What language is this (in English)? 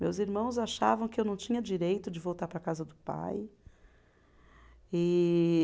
Portuguese